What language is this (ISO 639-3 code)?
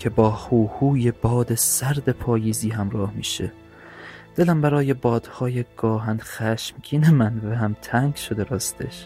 fas